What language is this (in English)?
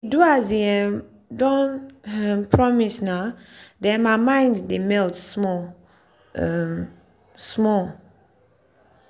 Nigerian Pidgin